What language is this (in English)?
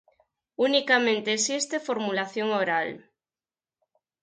Galician